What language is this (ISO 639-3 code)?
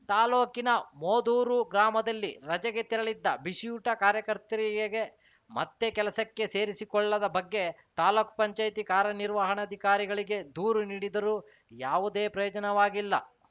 kan